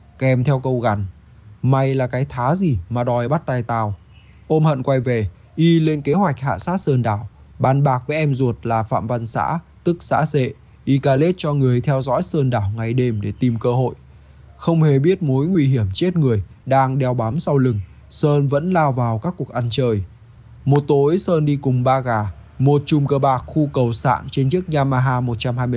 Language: Vietnamese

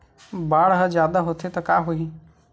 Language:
Chhattisgarhi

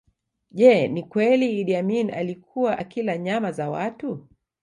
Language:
Swahili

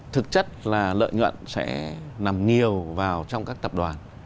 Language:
Vietnamese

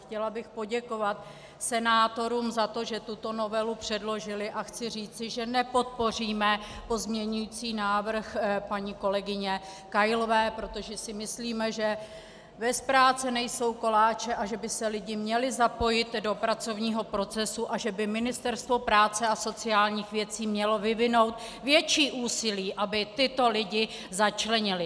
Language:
Czech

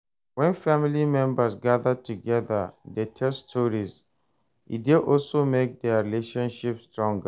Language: Nigerian Pidgin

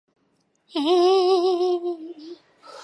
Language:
Bangla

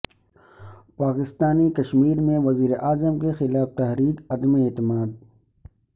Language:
Urdu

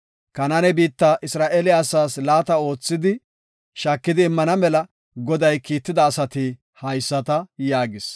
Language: Gofa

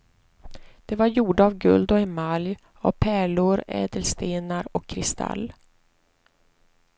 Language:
Swedish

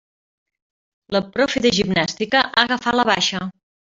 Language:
Catalan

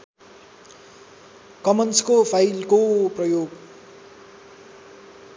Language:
Nepali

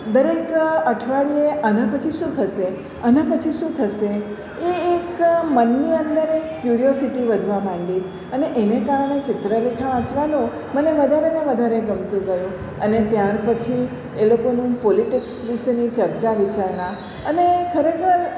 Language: Gujarati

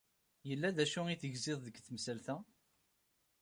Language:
Kabyle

